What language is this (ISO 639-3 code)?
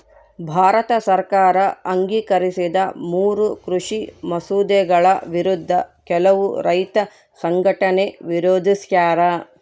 kan